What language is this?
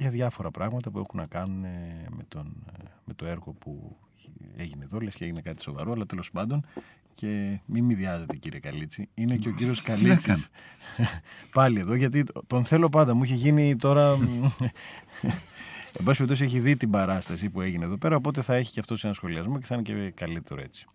Greek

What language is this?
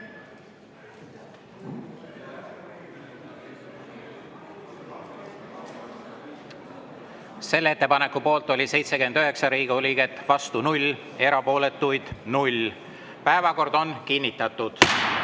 Estonian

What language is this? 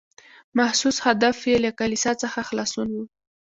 Pashto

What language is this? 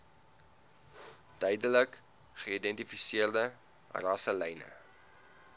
Afrikaans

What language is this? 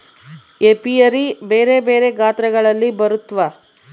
Kannada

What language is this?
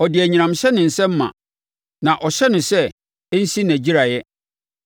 Akan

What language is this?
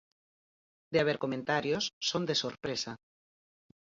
Galician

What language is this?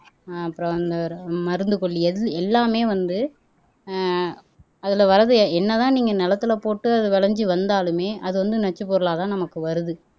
Tamil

